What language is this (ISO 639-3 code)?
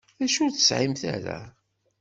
kab